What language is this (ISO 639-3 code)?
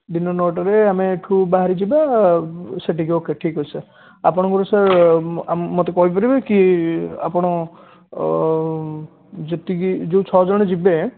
ori